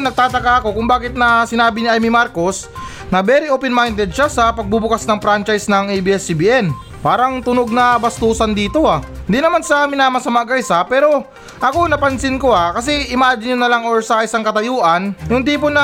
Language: Filipino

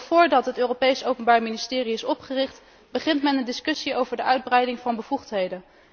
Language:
Dutch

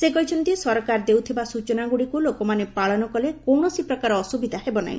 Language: Odia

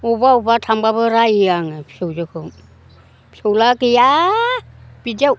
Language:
Bodo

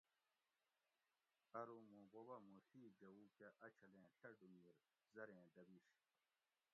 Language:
Gawri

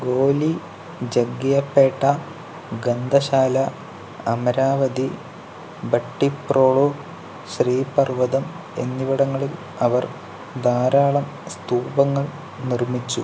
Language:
Malayalam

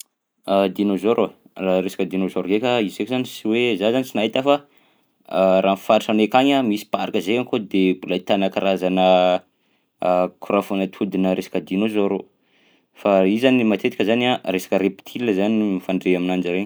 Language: Southern Betsimisaraka Malagasy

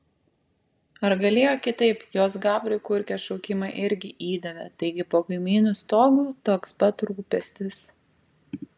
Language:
Lithuanian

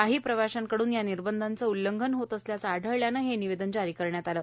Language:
Marathi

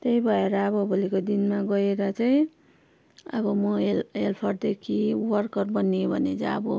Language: Nepali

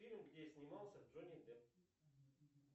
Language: Russian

